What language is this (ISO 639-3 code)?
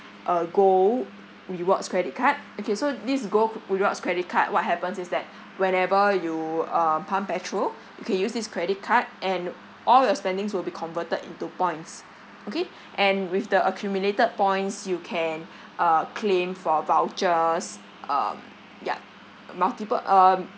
eng